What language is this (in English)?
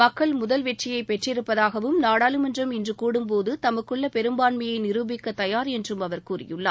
Tamil